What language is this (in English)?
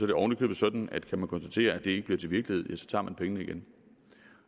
Danish